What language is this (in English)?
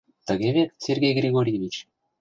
Mari